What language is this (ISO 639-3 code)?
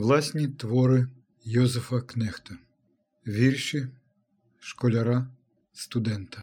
ukr